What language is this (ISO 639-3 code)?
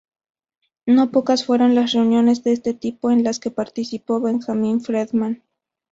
spa